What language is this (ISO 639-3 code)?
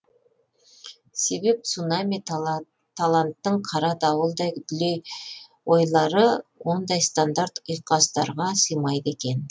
kaz